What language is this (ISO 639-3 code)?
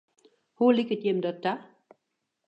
fry